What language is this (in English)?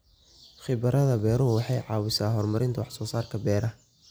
Somali